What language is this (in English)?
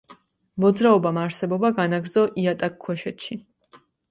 Georgian